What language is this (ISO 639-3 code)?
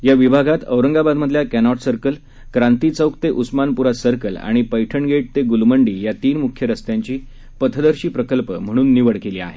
mar